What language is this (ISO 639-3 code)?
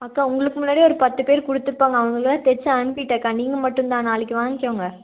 tam